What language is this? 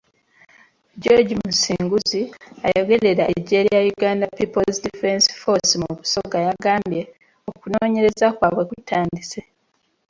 Ganda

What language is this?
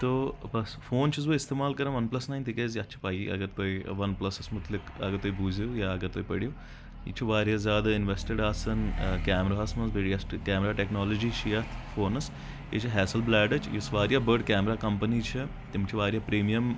Kashmiri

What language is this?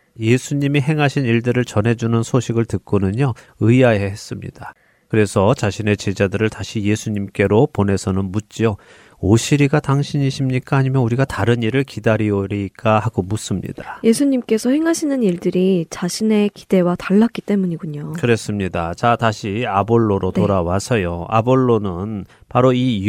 Korean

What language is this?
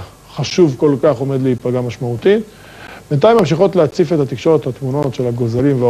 Hebrew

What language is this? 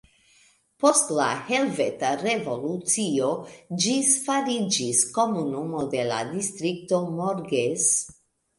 Esperanto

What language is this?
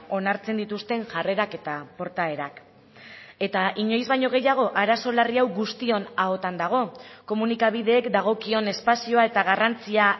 Basque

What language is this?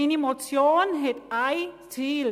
Swiss German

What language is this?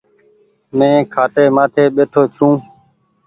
Goaria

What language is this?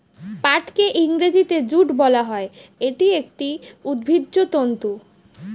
Bangla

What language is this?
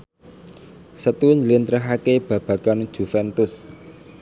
Javanese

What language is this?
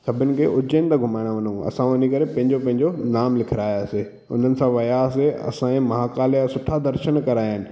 Sindhi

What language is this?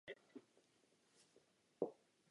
Czech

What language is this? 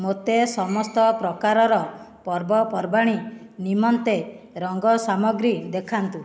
Odia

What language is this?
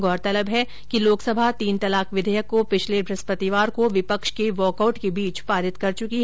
Hindi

